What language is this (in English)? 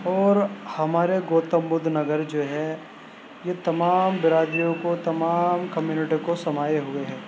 Urdu